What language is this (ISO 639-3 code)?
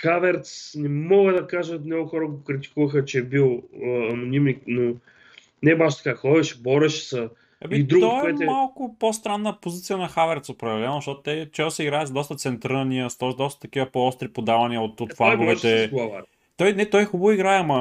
bul